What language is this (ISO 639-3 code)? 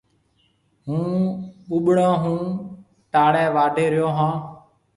mve